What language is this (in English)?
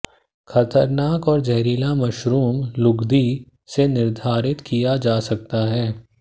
Hindi